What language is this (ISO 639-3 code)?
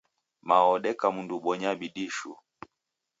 dav